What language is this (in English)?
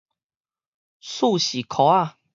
Min Nan Chinese